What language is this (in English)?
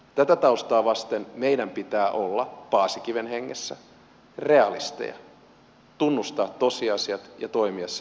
Finnish